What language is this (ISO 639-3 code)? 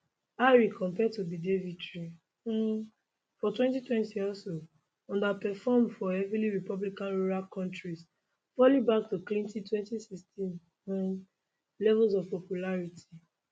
pcm